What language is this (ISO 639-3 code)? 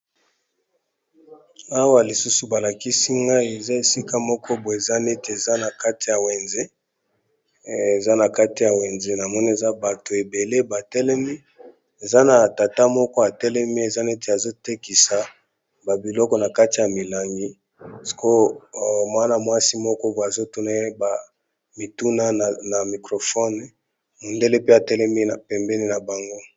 lin